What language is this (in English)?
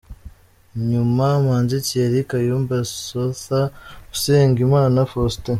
Kinyarwanda